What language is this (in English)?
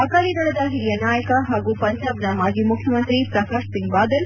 Kannada